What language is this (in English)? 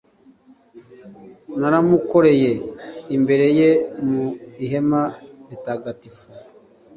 Kinyarwanda